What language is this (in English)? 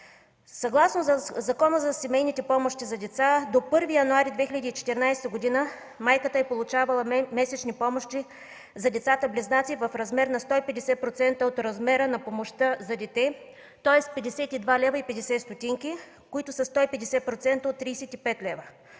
Bulgarian